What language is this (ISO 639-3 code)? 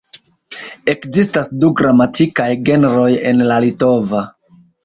epo